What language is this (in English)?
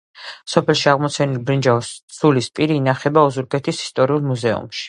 Georgian